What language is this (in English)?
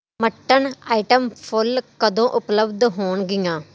Punjabi